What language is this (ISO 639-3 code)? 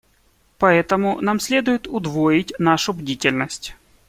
rus